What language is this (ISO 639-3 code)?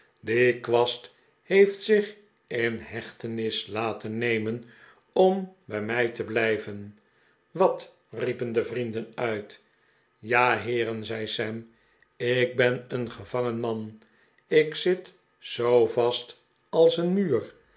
nld